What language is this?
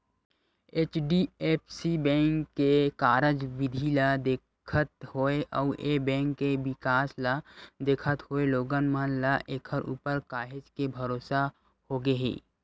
Chhattisgarhi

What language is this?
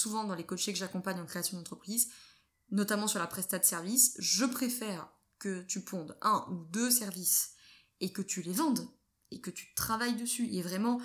French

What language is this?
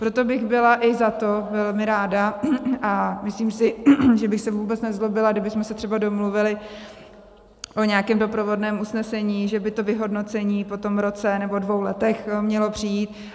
Czech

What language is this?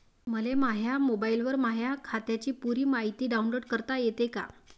Marathi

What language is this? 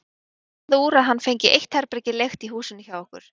Icelandic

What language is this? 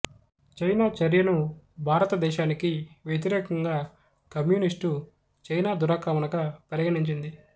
Telugu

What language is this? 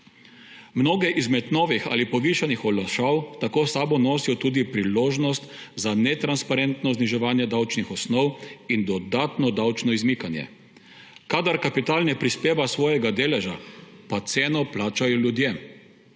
Slovenian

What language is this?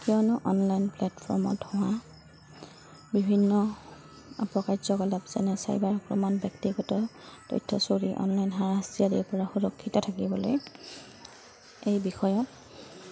Assamese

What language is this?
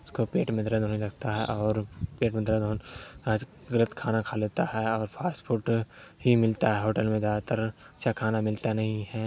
Urdu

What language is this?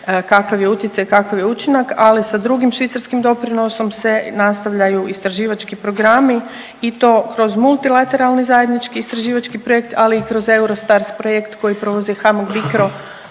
Croatian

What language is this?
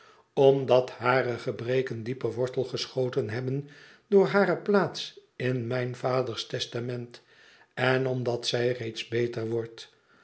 Dutch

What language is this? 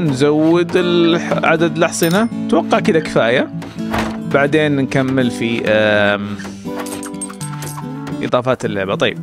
Arabic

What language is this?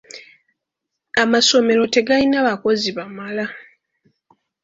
Ganda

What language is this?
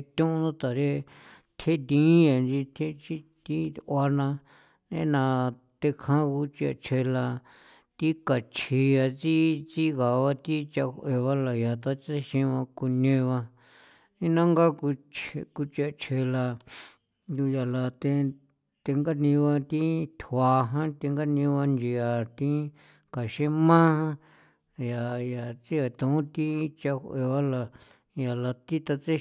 San Felipe Otlaltepec Popoloca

